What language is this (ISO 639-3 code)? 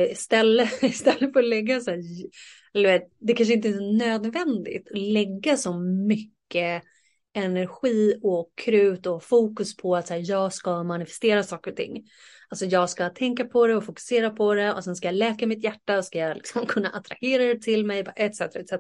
swe